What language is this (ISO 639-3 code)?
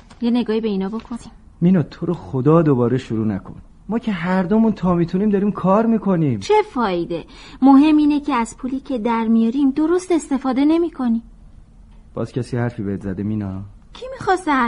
fas